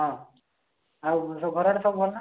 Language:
Odia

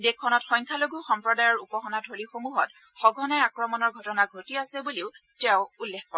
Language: Assamese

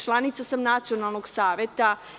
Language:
Serbian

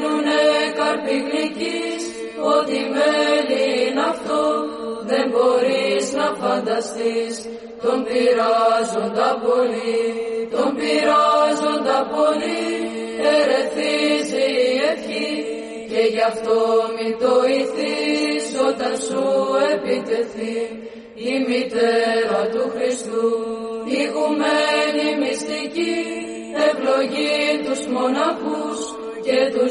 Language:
Greek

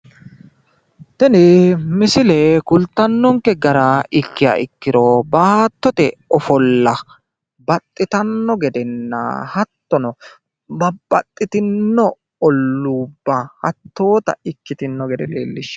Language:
Sidamo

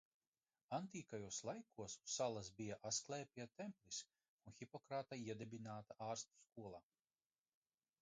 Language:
Latvian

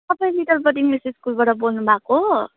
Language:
Nepali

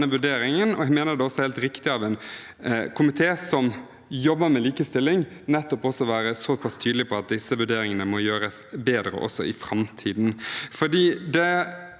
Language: Norwegian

